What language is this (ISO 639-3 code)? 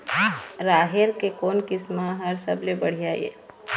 hne